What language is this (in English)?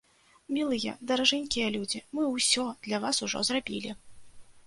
Belarusian